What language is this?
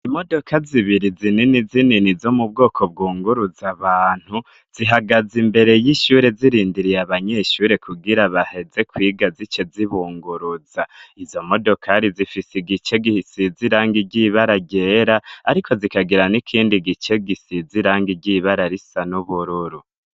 Rundi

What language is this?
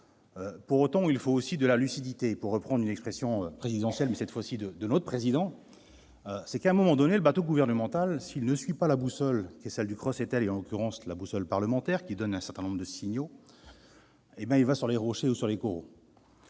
French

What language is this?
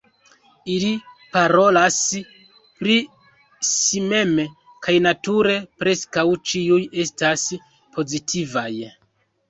Esperanto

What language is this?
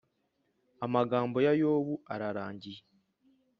Kinyarwanda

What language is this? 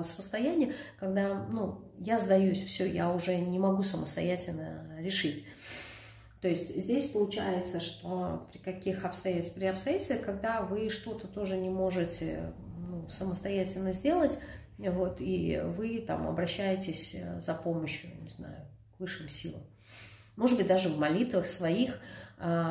Russian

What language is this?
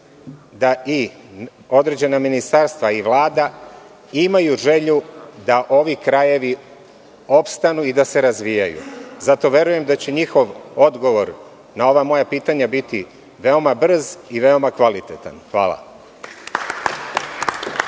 Serbian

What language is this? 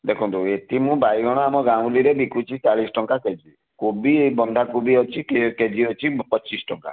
Odia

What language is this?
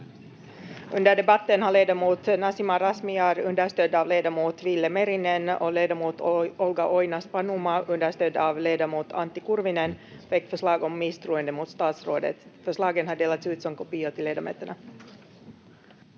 Finnish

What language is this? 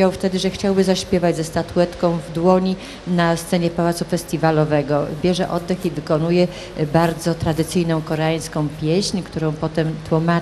Polish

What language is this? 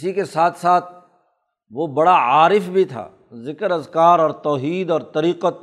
Urdu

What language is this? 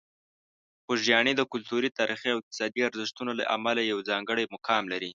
Pashto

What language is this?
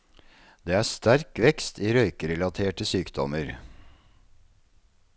Norwegian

